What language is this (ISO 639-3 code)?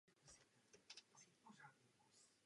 ces